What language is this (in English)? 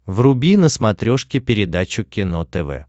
Russian